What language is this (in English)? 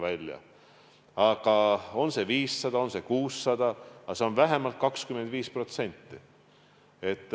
Estonian